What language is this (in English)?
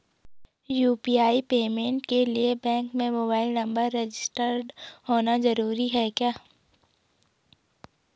Hindi